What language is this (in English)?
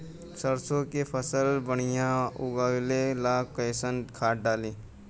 Bhojpuri